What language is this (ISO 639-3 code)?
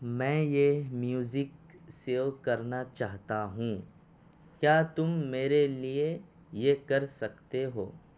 urd